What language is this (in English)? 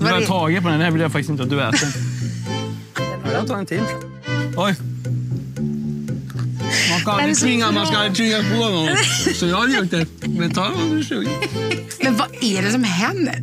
Swedish